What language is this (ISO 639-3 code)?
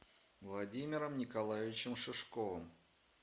rus